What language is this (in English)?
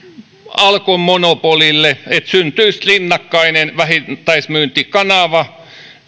Finnish